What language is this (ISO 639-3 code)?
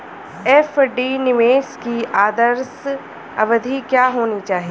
hin